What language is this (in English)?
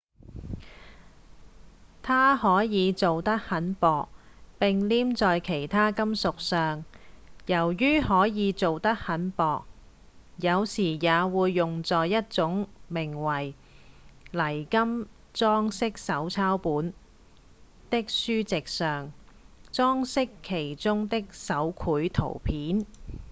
Cantonese